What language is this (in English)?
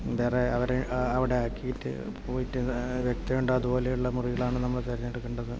Malayalam